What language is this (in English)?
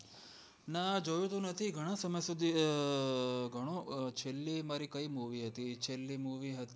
Gujarati